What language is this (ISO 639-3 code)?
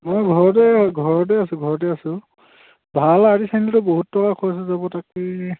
asm